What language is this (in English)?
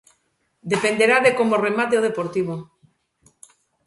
Galician